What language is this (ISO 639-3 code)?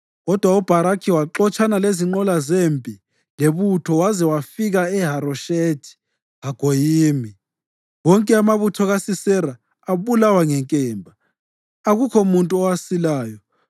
nde